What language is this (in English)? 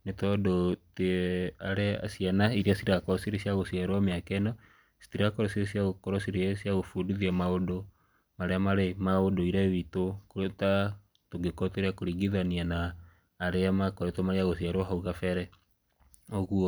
Kikuyu